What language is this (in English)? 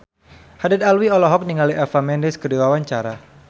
Sundanese